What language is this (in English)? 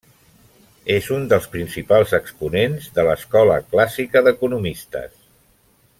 Catalan